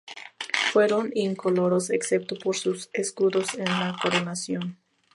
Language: Spanish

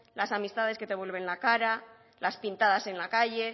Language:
Spanish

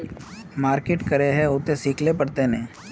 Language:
Magahi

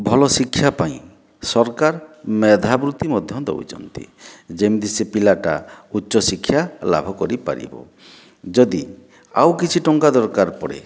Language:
Odia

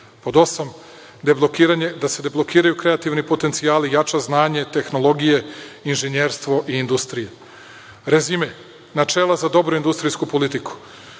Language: Serbian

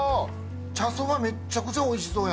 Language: Japanese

